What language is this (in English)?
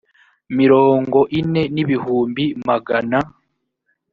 Kinyarwanda